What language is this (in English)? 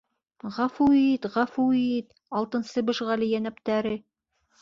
Bashkir